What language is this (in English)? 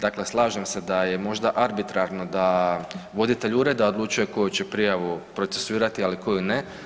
Croatian